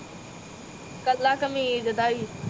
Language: Punjabi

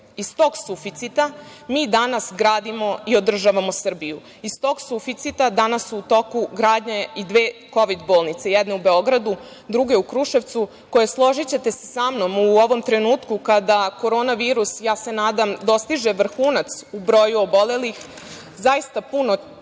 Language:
Serbian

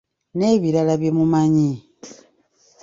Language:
Ganda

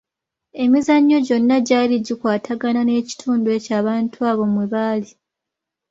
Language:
Ganda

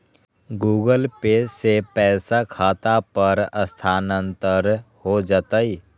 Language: Magahi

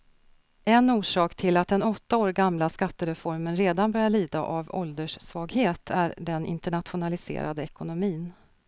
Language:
Swedish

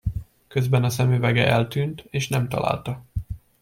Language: Hungarian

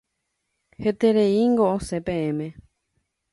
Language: Guarani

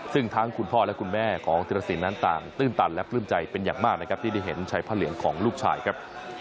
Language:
Thai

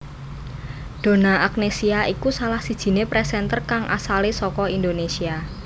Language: Javanese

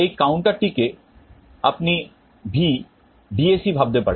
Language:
Bangla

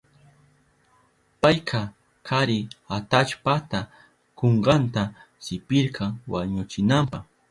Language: Southern Pastaza Quechua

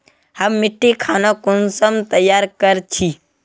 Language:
Magahi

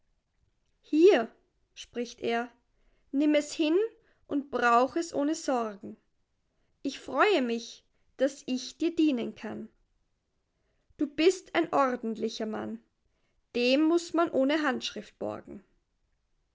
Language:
German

